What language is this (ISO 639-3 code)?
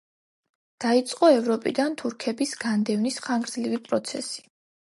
kat